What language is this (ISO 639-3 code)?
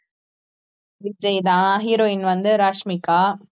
tam